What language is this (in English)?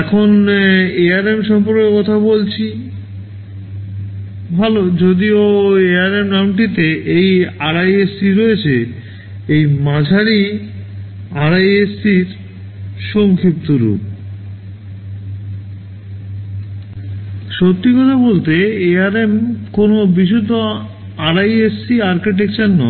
Bangla